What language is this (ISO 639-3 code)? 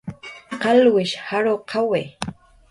jqr